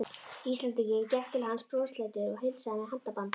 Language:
Icelandic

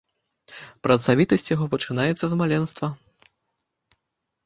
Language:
Belarusian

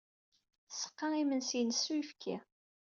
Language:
Kabyle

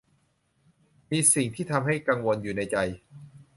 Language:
Thai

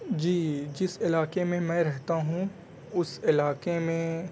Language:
Urdu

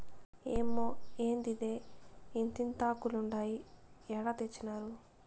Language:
Telugu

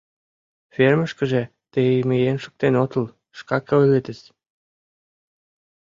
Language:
Mari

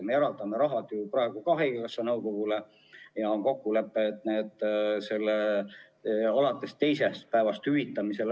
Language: Estonian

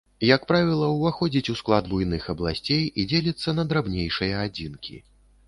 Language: Belarusian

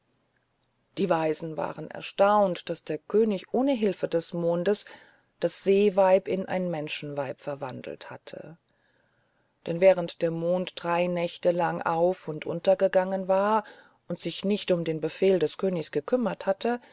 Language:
German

